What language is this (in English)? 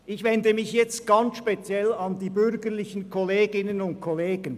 Swiss German